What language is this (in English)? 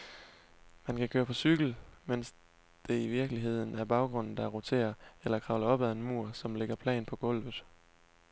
Danish